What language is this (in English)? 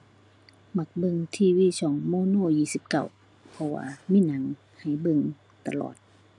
Thai